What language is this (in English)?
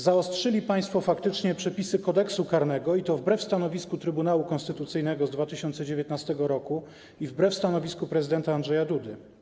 Polish